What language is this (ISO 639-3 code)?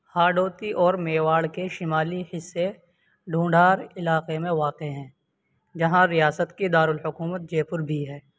urd